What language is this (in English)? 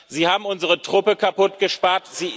German